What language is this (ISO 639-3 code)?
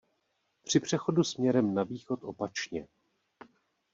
ces